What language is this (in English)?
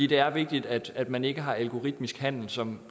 Danish